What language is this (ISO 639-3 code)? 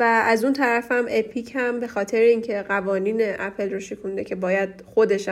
fas